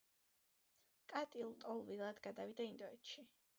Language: Georgian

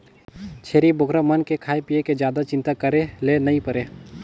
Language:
Chhattisgarhi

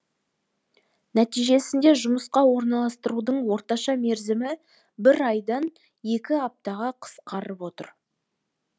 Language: Kazakh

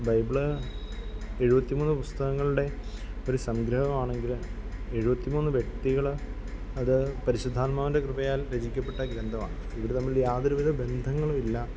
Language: Malayalam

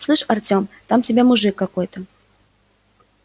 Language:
Russian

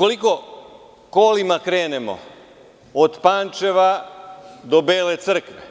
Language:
Serbian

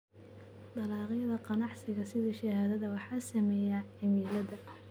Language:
Somali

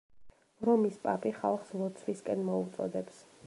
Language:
Georgian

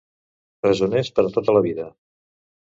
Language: Catalan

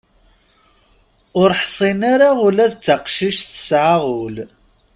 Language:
Kabyle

